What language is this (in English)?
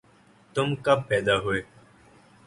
Urdu